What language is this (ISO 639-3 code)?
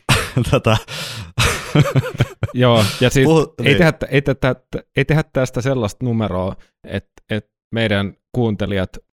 fin